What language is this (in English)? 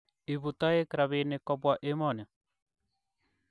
Kalenjin